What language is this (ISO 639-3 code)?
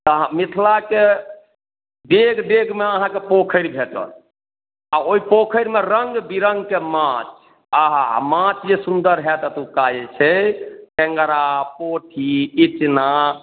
mai